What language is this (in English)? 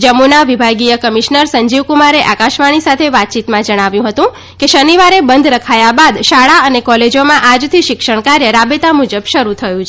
Gujarati